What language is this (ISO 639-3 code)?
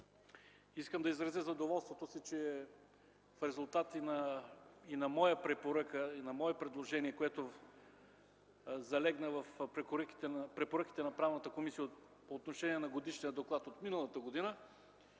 bul